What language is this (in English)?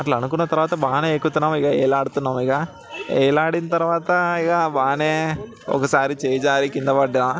Telugu